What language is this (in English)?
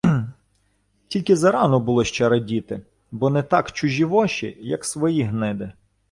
Ukrainian